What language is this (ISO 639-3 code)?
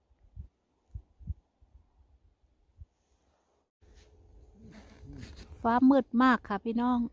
tha